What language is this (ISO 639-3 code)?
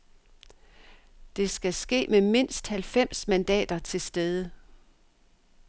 dan